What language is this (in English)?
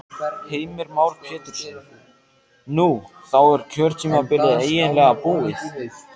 Icelandic